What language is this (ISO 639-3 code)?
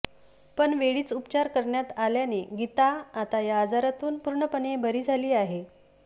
mar